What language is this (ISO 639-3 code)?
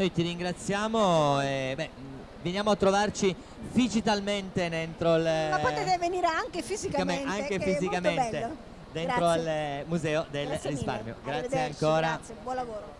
ita